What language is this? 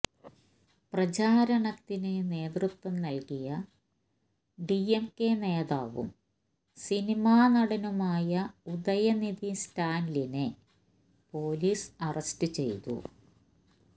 Malayalam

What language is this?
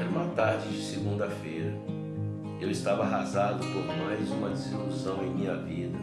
Portuguese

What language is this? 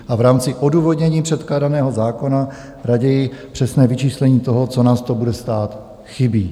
Czech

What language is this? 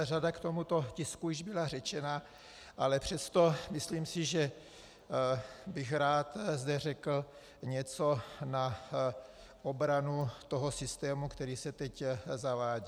Czech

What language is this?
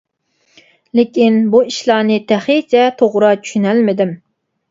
Uyghur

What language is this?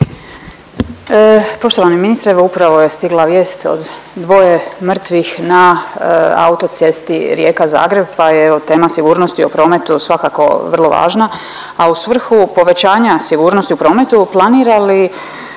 Croatian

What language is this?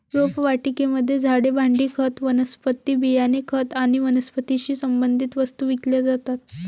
Marathi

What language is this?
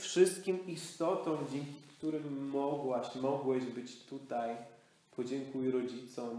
Polish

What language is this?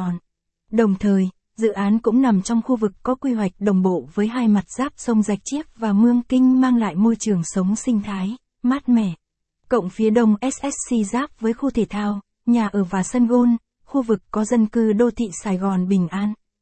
Vietnamese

